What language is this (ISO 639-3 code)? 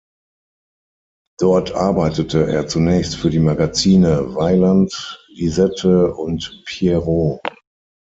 deu